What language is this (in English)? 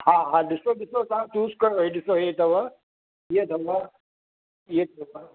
Sindhi